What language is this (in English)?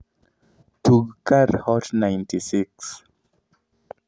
Luo (Kenya and Tanzania)